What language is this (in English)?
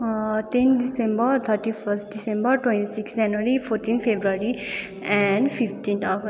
Nepali